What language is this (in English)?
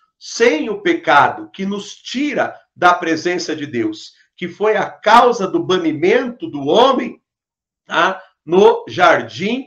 Portuguese